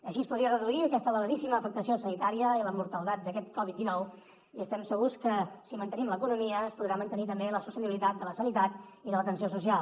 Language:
Catalan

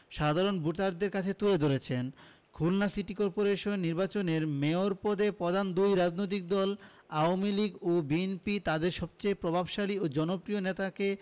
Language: Bangla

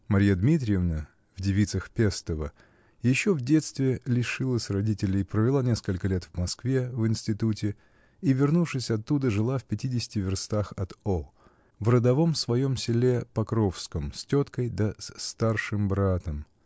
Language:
Russian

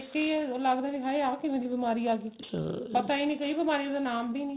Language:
Punjabi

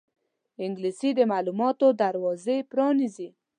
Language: Pashto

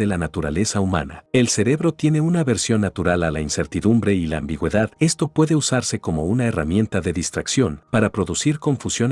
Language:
Spanish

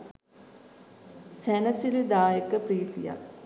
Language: Sinhala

